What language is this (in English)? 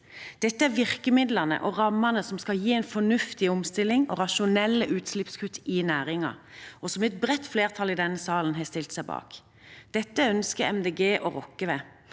Norwegian